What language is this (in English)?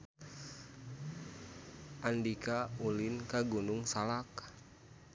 Sundanese